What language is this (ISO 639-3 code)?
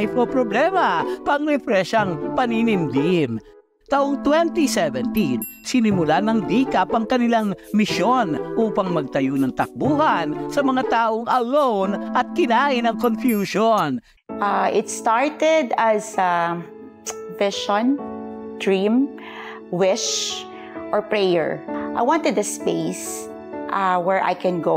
fil